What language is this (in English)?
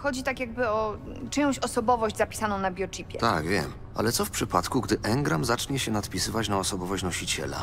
Polish